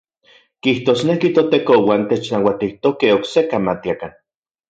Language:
Central Puebla Nahuatl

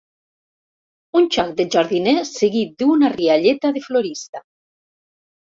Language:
Catalan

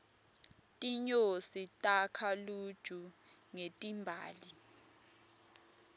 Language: Swati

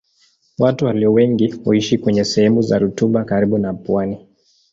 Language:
Swahili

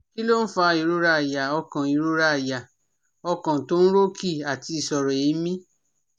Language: Yoruba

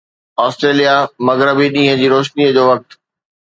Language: Sindhi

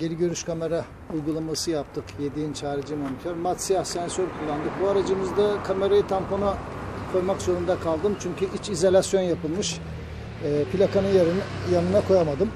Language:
Turkish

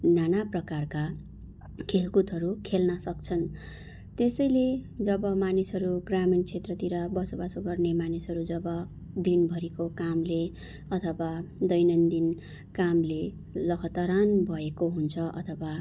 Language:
Nepali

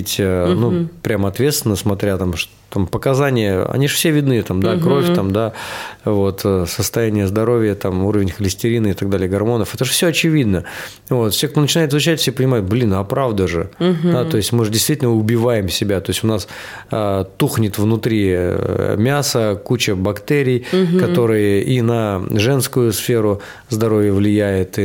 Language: Russian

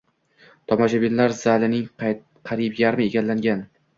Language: Uzbek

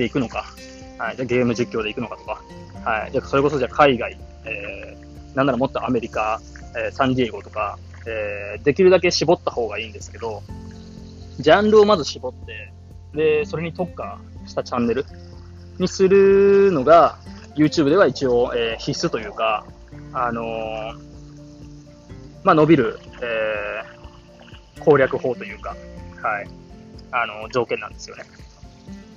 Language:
Japanese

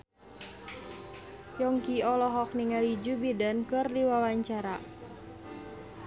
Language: Sundanese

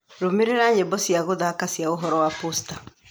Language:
Kikuyu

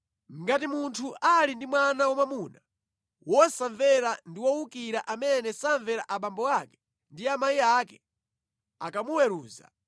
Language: Nyanja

